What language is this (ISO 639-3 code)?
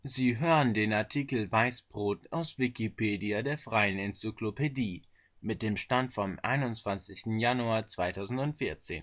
deu